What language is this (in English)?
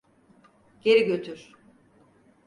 Turkish